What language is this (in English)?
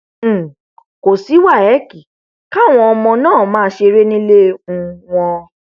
Yoruba